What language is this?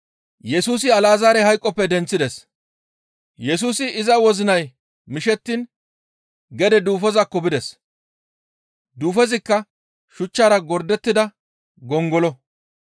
Gamo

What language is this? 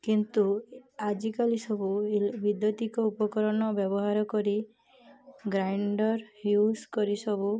Odia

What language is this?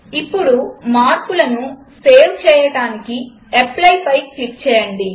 Telugu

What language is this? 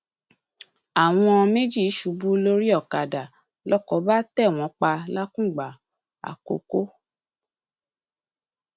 Yoruba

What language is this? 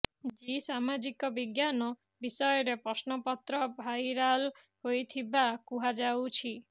Odia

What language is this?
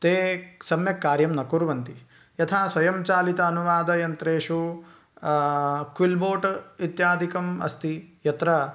Sanskrit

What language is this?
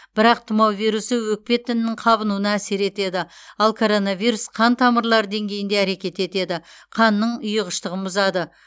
Kazakh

